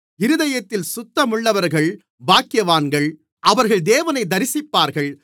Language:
Tamil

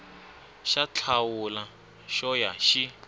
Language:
Tsonga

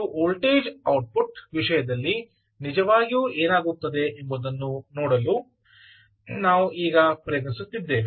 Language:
Kannada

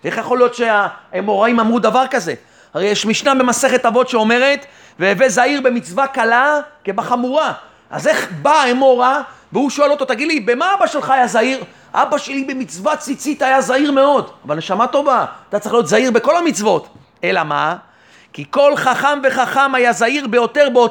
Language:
Hebrew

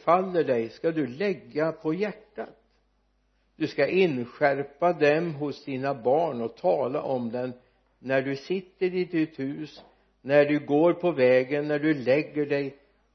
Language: Swedish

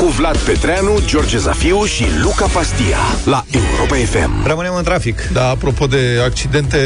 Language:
Romanian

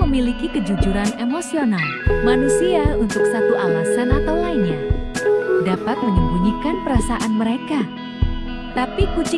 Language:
Indonesian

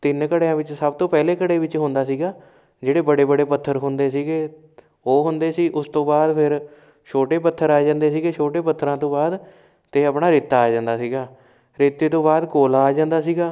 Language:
Punjabi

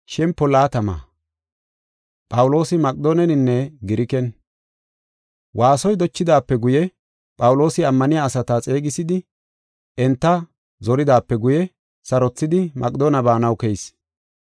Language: Gofa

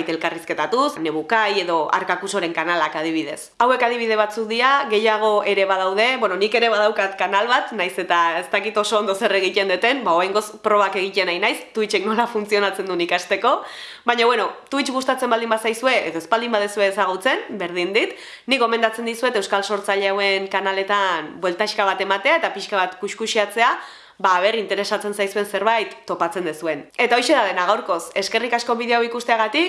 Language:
Basque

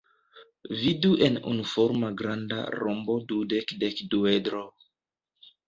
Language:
Esperanto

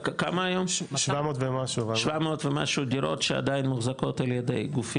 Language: Hebrew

